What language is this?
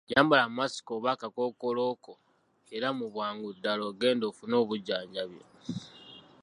Ganda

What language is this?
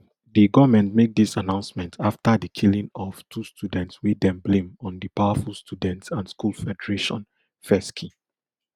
Nigerian Pidgin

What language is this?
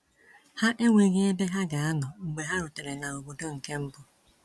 Igbo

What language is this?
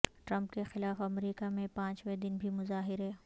Urdu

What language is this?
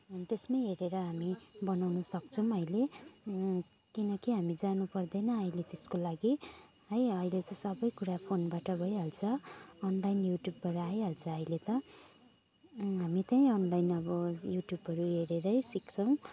Nepali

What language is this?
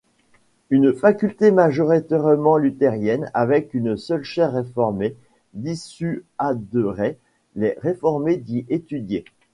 French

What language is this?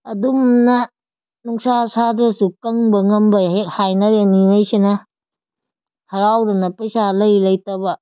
Manipuri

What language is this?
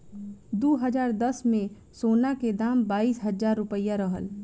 Bhojpuri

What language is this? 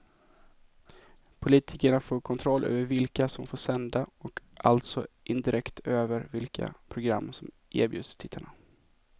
Swedish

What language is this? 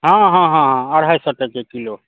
Maithili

